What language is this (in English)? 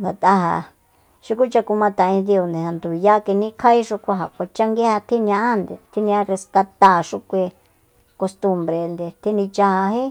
Soyaltepec Mazatec